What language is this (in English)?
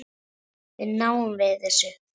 Icelandic